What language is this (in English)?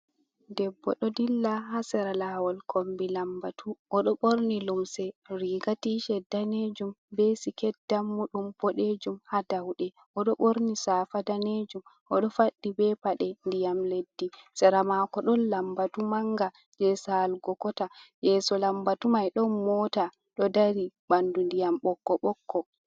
Fula